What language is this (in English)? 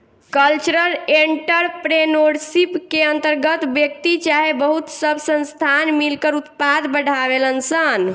Bhojpuri